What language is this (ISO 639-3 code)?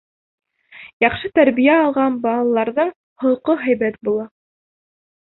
bak